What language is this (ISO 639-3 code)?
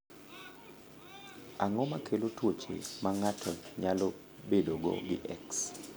luo